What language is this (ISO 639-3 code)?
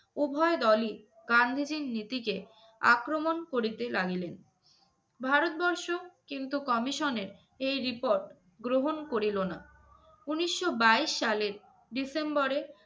ben